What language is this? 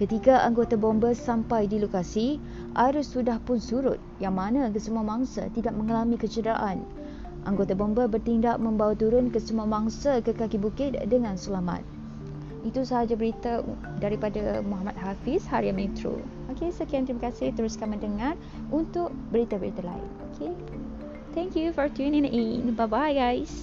Malay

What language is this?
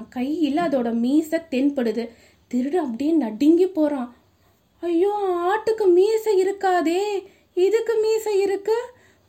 Tamil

